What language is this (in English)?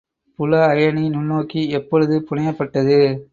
Tamil